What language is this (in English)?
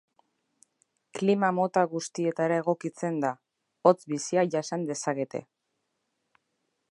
Basque